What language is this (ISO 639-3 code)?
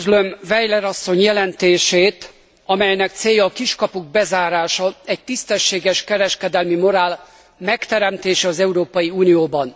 hun